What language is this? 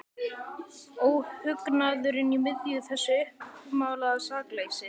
Icelandic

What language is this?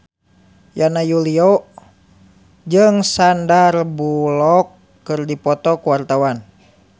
Sundanese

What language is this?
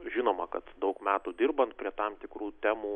Lithuanian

